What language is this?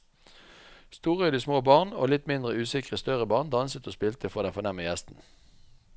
Norwegian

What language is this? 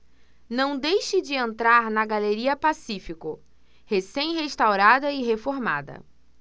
Portuguese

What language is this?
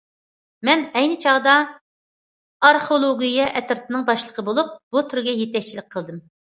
Uyghur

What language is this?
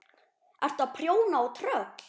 Icelandic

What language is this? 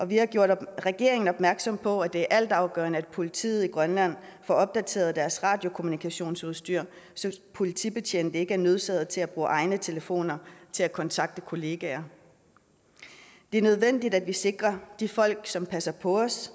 Danish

